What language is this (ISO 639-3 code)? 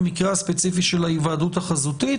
heb